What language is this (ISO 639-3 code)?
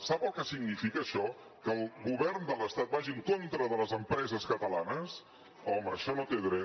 cat